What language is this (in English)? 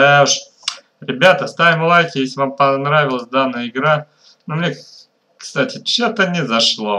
Russian